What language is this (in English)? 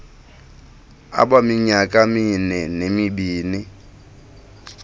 Xhosa